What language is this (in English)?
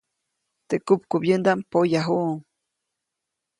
Copainalá Zoque